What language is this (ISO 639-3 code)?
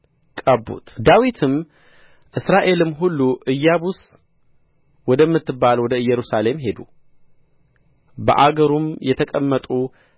amh